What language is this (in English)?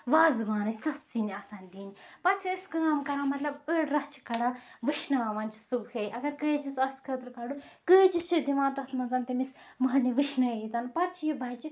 Kashmiri